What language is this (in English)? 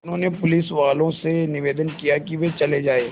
Hindi